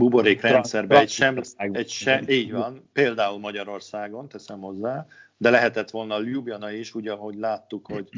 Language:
Hungarian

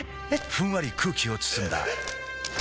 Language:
Japanese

